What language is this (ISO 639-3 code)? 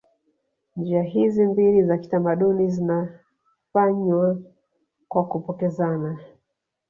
swa